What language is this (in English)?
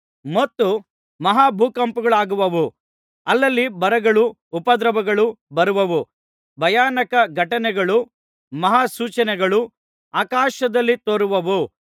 Kannada